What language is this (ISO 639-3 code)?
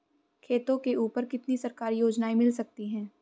hin